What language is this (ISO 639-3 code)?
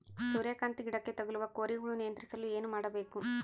kan